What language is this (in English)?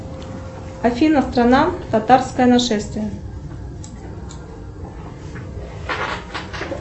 Russian